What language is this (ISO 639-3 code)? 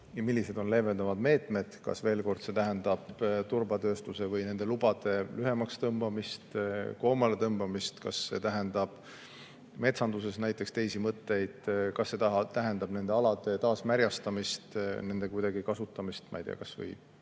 est